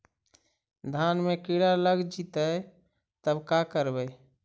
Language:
Magahi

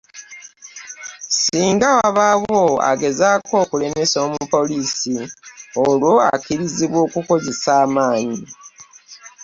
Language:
Ganda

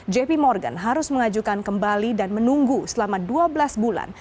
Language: Indonesian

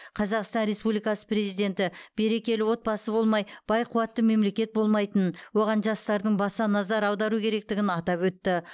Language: Kazakh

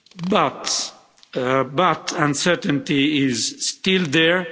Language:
English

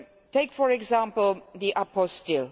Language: English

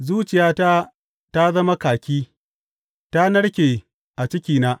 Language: Hausa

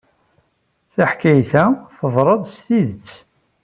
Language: Kabyle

